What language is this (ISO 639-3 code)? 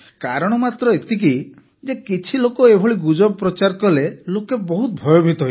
ori